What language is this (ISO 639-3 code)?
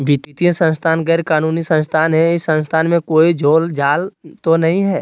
mag